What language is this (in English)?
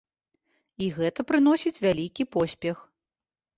Belarusian